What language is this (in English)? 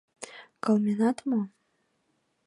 Mari